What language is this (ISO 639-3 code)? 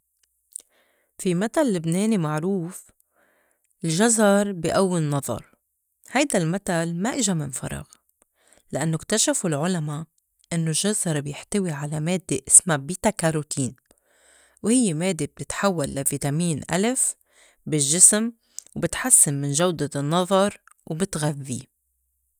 apc